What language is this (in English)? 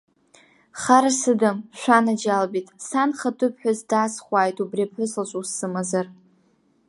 Abkhazian